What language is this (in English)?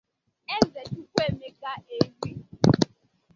Igbo